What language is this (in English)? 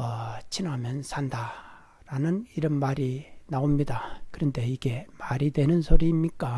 Korean